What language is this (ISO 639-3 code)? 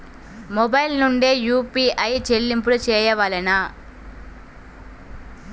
tel